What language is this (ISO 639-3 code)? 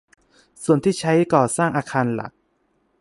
tha